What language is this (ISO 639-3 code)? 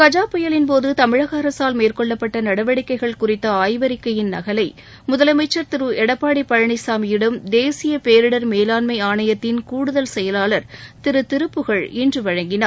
tam